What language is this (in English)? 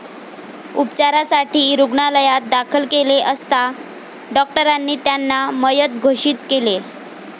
Marathi